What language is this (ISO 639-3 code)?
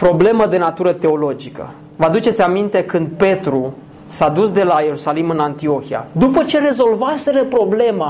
ron